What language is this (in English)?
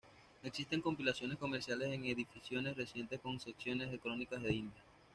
Spanish